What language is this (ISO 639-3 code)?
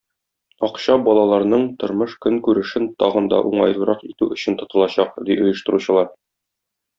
tat